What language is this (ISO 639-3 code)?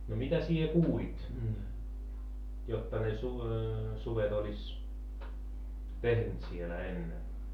fin